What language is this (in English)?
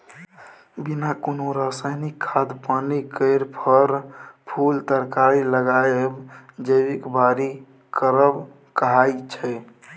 Maithili